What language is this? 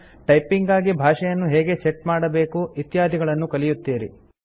Kannada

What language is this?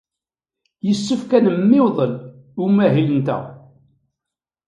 Kabyle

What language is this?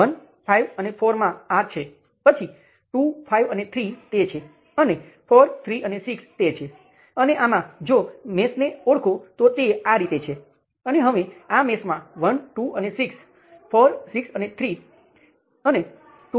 Gujarati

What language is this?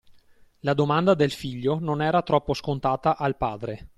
Italian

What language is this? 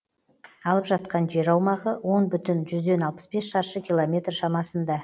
Kazakh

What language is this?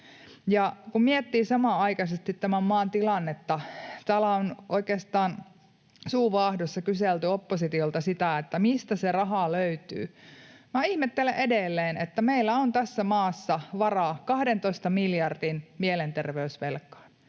Finnish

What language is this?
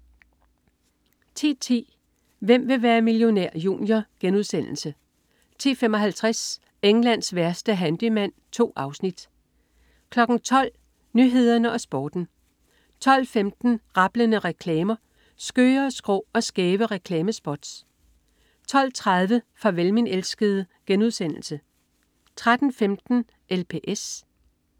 Danish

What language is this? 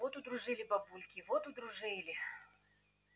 Russian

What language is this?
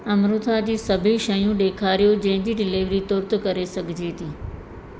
Sindhi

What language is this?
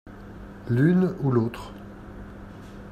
French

